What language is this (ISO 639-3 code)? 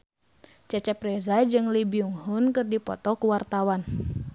sun